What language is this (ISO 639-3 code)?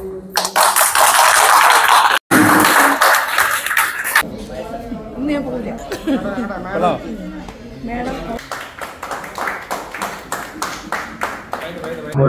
mal